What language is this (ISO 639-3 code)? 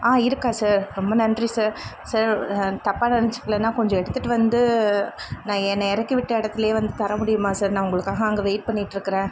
tam